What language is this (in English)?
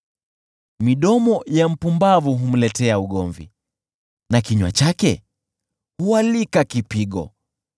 Swahili